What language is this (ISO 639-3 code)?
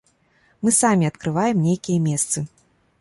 bel